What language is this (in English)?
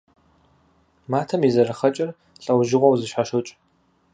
Kabardian